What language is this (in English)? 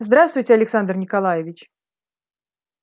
Russian